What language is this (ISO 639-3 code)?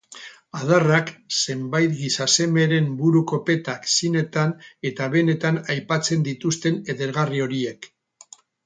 eus